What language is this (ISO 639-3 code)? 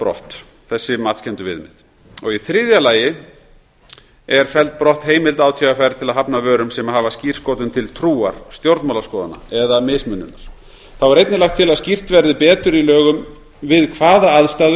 isl